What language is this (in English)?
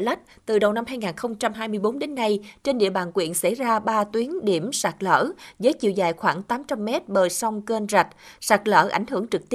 Vietnamese